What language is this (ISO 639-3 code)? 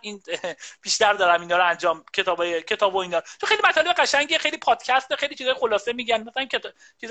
fas